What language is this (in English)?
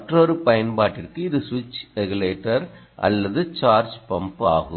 Tamil